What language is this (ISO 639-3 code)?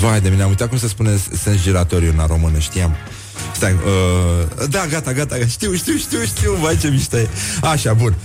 ron